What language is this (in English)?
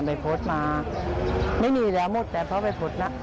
Thai